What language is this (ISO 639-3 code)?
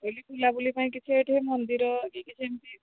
ori